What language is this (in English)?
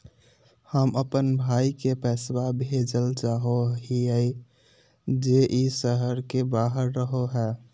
Magahi